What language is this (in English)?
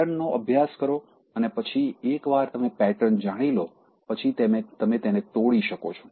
Gujarati